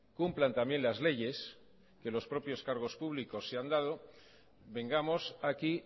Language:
Spanish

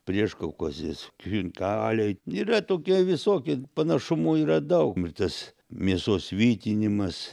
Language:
Lithuanian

